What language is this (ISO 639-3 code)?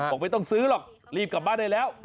tha